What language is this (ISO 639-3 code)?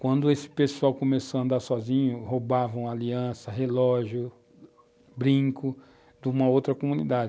por